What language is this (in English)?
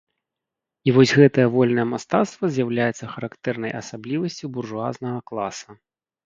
Belarusian